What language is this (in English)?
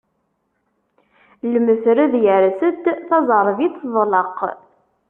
Kabyle